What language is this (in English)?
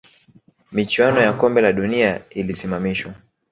Swahili